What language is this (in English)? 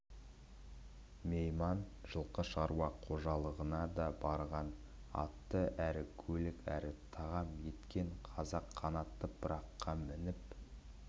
Kazakh